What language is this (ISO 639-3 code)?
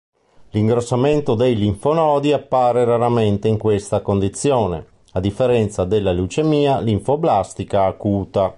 ita